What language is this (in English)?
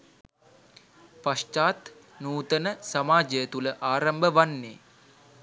Sinhala